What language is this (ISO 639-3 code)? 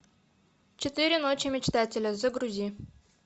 rus